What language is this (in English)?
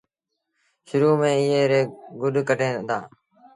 Sindhi Bhil